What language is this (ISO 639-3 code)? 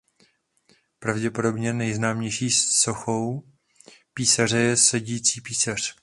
ces